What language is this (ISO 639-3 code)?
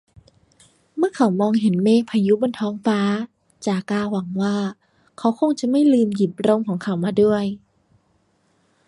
tha